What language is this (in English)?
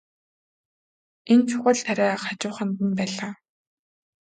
Mongolian